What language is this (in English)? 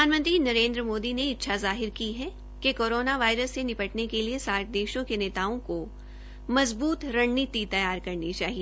Hindi